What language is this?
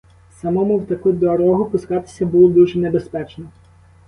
Ukrainian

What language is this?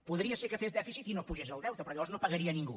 Catalan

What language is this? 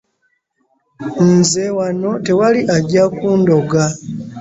Ganda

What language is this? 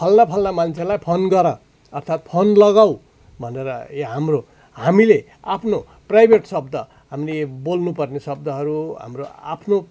Nepali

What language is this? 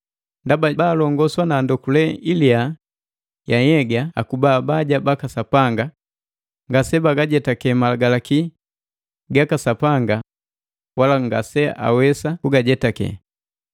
Matengo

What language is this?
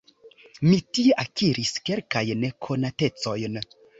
Esperanto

